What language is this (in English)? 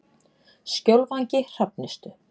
Icelandic